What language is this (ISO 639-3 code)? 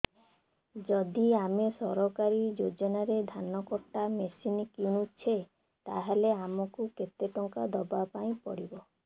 ori